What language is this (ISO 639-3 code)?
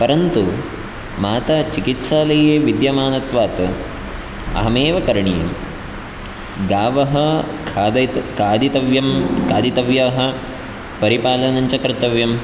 san